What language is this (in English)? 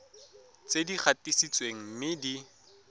Tswana